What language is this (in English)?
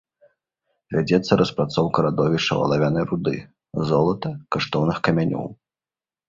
Belarusian